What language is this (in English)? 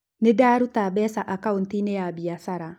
Kikuyu